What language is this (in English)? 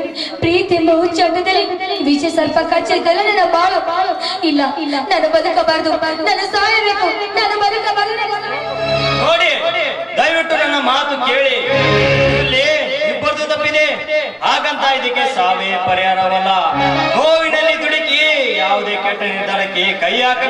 Kannada